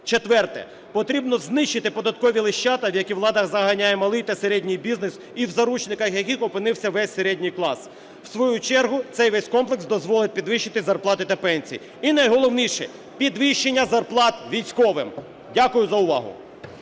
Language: Ukrainian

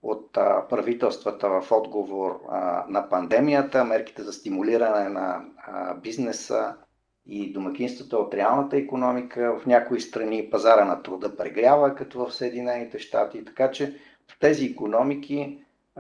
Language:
Bulgarian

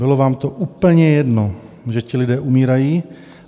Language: Czech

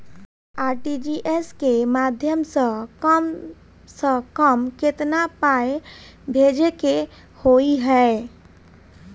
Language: Maithili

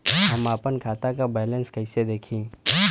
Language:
Bhojpuri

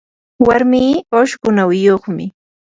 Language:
Yanahuanca Pasco Quechua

